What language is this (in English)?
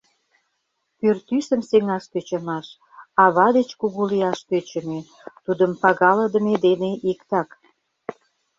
Mari